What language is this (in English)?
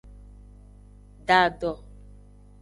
Aja (Benin)